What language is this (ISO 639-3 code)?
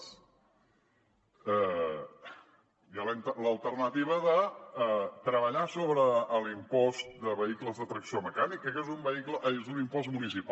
cat